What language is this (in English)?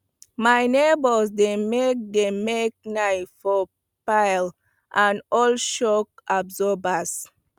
Nigerian Pidgin